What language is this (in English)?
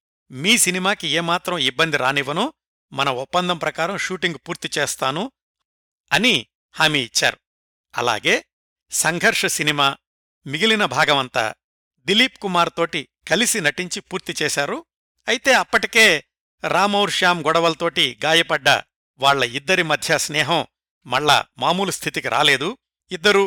Telugu